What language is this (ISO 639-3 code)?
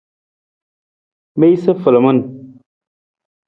nmz